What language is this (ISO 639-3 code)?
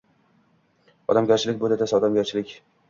uzb